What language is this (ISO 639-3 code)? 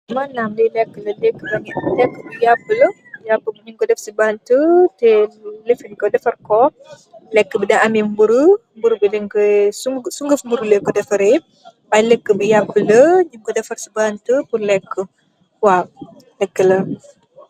wol